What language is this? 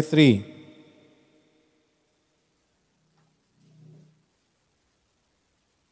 Filipino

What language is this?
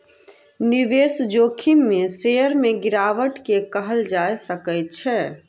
Maithili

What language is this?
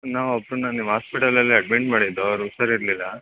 Kannada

